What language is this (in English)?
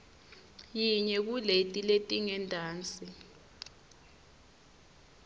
Swati